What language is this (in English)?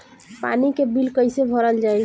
Bhojpuri